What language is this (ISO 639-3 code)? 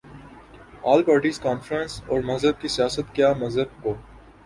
urd